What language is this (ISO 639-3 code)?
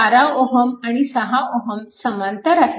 mar